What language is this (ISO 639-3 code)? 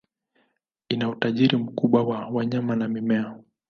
swa